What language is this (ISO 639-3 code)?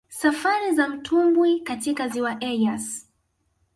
swa